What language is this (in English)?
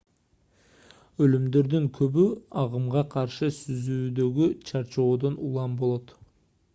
Kyrgyz